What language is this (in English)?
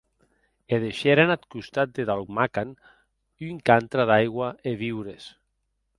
Occitan